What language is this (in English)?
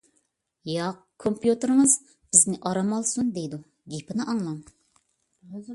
Uyghur